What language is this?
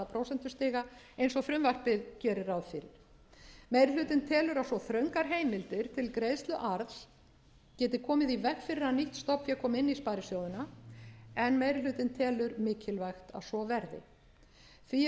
Icelandic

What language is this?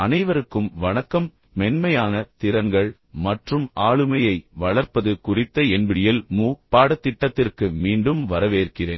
Tamil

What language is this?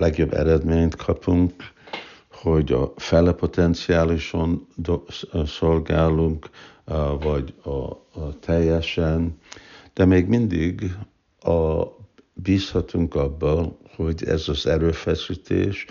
Hungarian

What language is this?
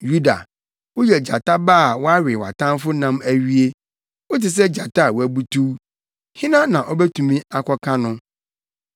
Akan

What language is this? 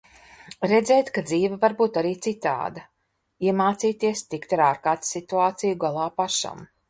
Latvian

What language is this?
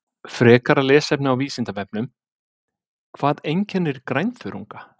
Icelandic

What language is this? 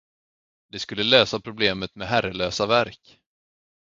Swedish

